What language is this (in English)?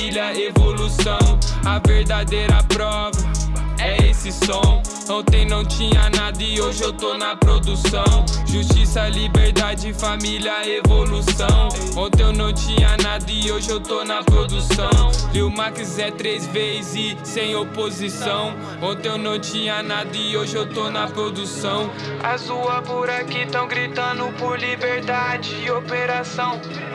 Portuguese